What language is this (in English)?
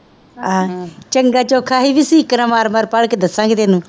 Punjabi